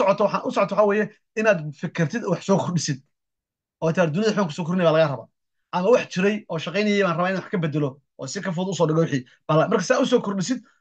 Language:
Arabic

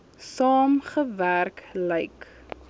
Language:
Afrikaans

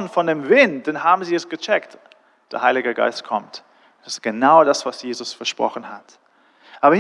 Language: German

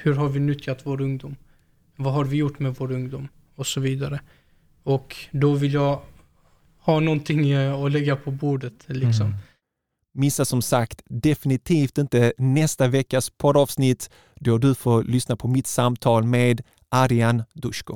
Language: Swedish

